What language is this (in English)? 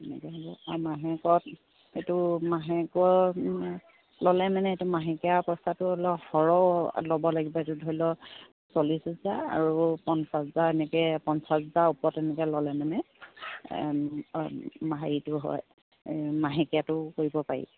Assamese